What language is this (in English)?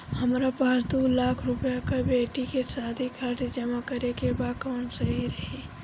Bhojpuri